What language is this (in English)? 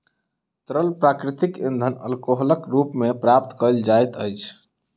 Maithili